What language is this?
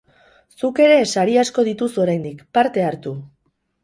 Basque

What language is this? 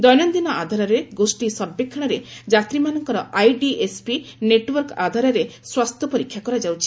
Odia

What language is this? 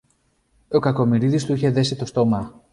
Greek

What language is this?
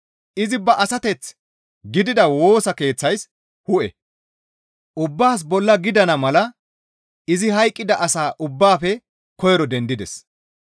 Gamo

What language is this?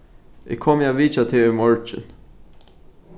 Faroese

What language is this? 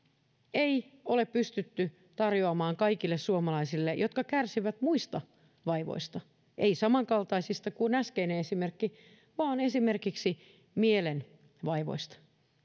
Finnish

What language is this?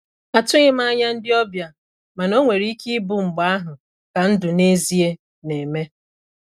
Igbo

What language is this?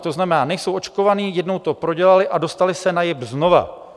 Czech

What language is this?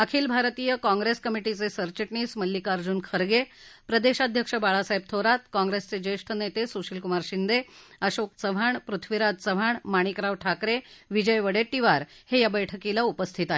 Marathi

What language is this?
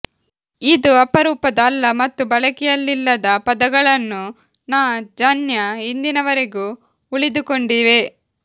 Kannada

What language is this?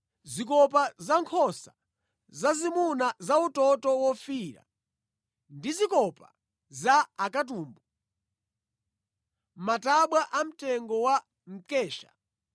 Nyanja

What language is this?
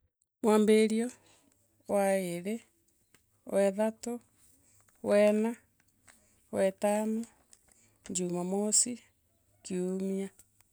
Meru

